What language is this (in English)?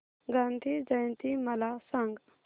Marathi